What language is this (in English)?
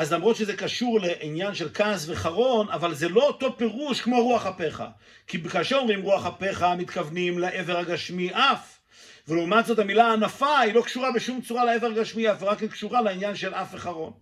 Hebrew